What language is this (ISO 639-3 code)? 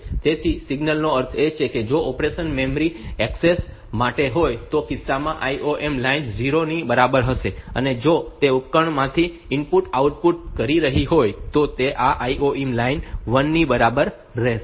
guj